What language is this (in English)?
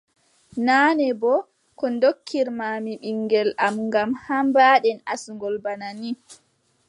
Adamawa Fulfulde